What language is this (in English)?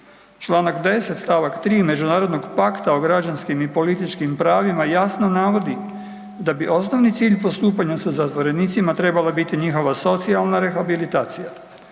Croatian